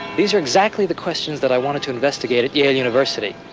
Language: English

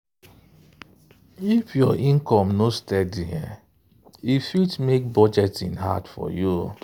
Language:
Nigerian Pidgin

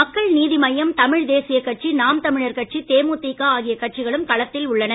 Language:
Tamil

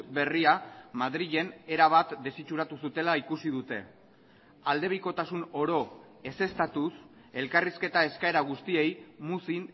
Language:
Basque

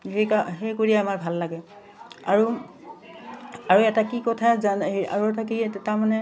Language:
Assamese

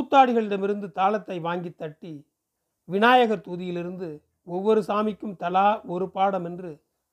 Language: Tamil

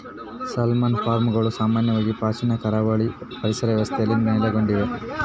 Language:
Kannada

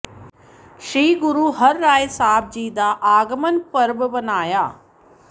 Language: Punjabi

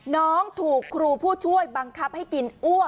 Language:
Thai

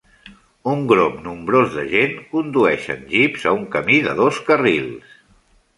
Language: Catalan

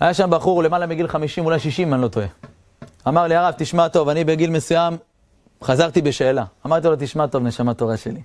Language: Hebrew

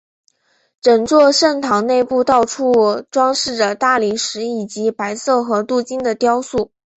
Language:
Chinese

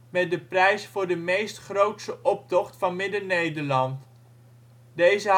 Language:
Dutch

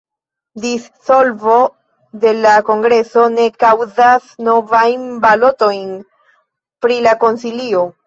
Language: Esperanto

